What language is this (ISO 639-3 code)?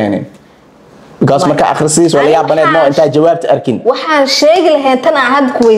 ara